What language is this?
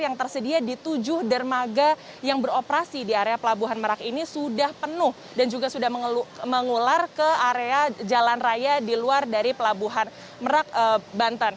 Indonesian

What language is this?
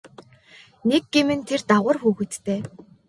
Mongolian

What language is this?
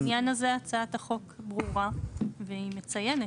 Hebrew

